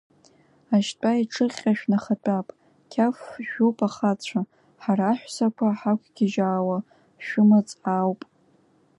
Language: Abkhazian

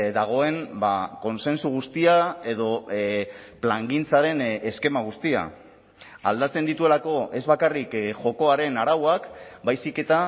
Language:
Basque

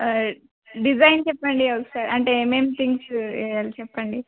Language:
Telugu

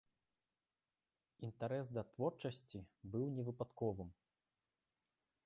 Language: Belarusian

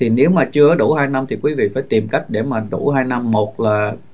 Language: Vietnamese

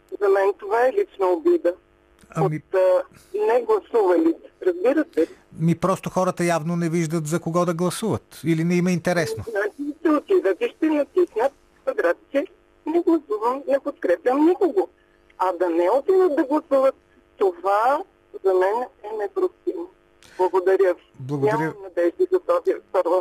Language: Bulgarian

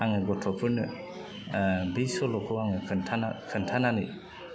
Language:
Bodo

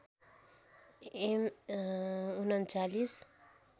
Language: Nepali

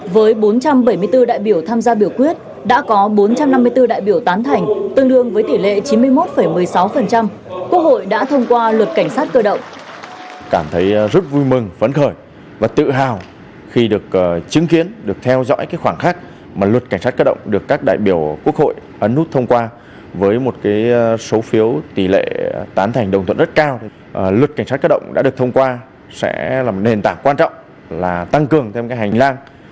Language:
Vietnamese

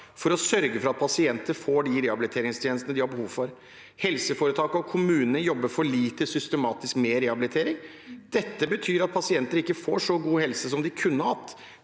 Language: Norwegian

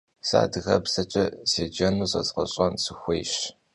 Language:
Kabardian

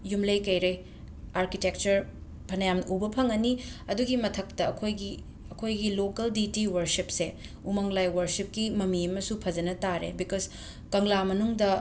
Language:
Manipuri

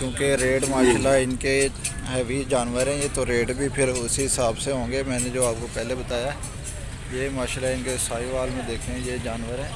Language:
Hindi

